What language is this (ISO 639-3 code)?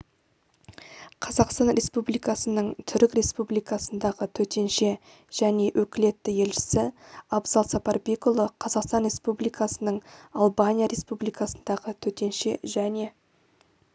kaz